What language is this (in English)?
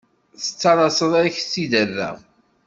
Kabyle